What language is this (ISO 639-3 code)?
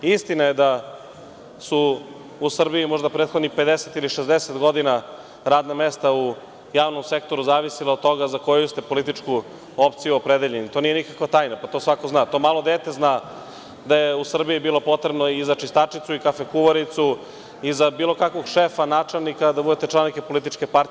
srp